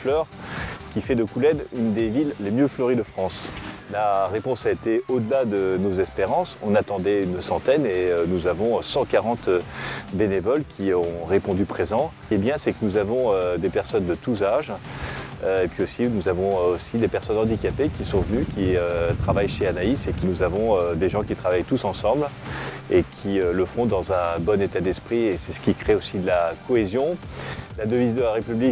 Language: French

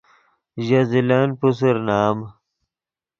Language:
Yidgha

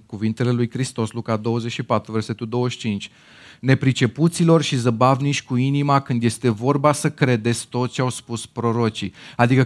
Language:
Romanian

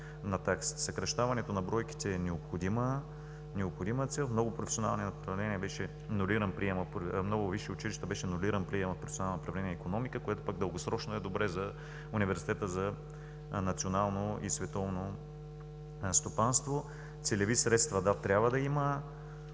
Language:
Bulgarian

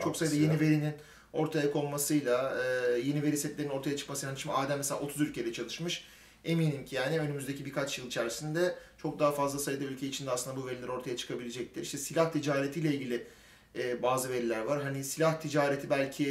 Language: Turkish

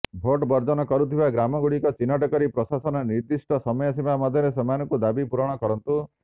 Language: Odia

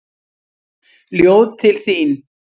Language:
Icelandic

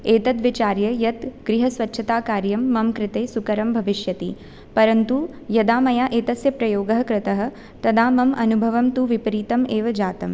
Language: Sanskrit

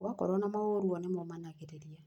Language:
Kikuyu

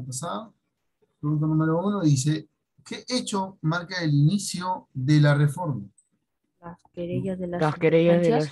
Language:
Spanish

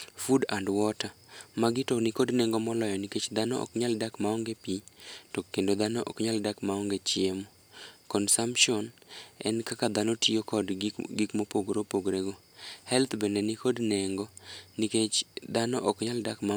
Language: Luo (Kenya and Tanzania)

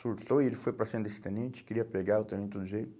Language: Portuguese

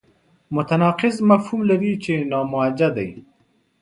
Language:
Pashto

